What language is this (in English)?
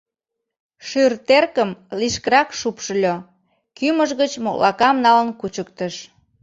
Mari